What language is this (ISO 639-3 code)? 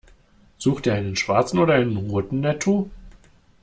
deu